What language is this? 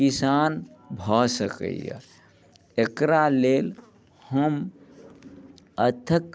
Maithili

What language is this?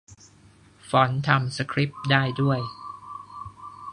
Thai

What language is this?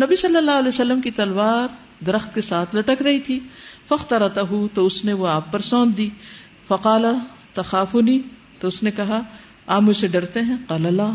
Urdu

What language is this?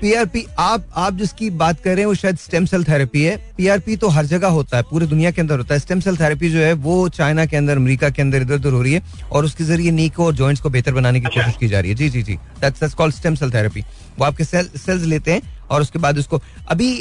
Hindi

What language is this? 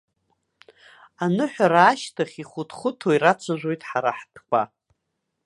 Abkhazian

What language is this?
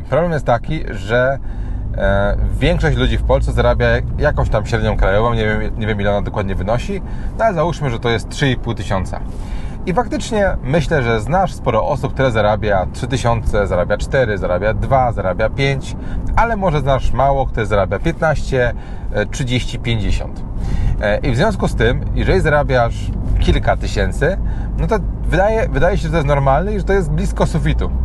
Polish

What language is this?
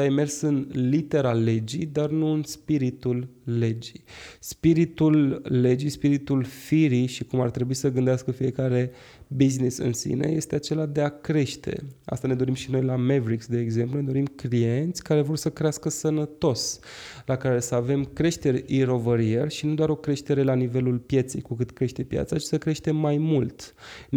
Romanian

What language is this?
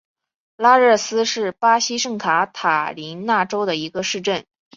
Chinese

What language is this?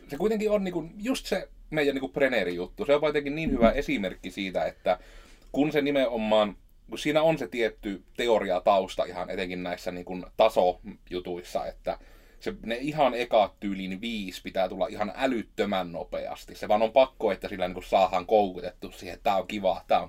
Finnish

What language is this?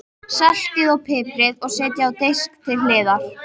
Icelandic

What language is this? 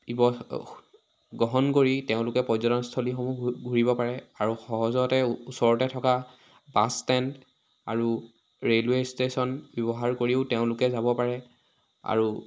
Assamese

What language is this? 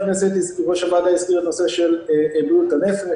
Hebrew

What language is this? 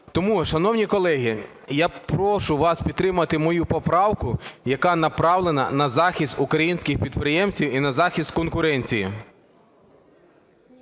Ukrainian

